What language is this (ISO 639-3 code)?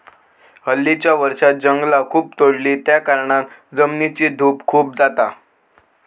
mar